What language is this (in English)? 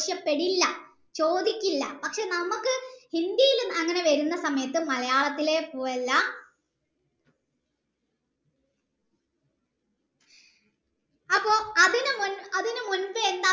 Malayalam